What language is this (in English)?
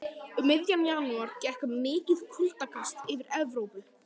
Icelandic